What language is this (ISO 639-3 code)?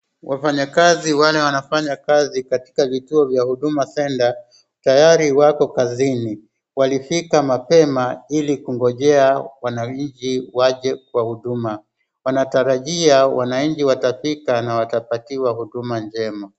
swa